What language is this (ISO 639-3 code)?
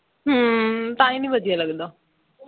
pan